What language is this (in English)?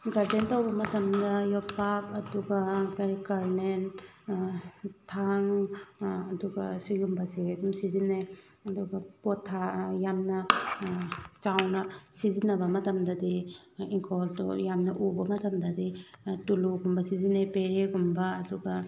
Manipuri